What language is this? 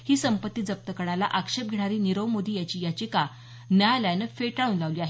Marathi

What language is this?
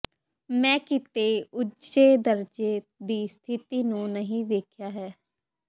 Punjabi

